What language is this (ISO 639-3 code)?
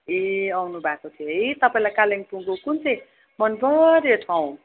nep